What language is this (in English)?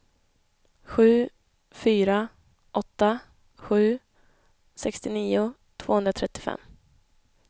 Swedish